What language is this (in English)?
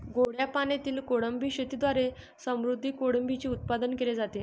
Marathi